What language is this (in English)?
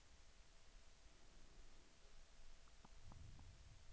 Swedish